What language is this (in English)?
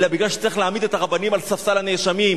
Hebrew